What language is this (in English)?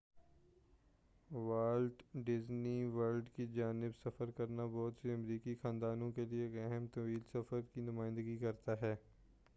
Urdu